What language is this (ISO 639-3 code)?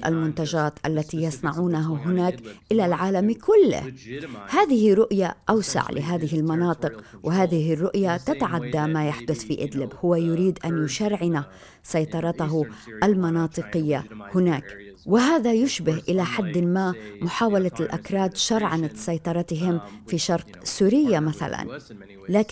ara